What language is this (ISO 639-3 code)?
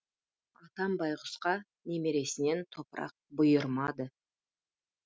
kaz